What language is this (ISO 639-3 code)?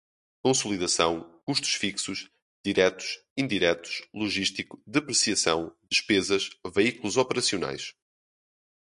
por